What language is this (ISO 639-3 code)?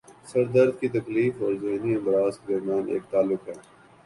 urd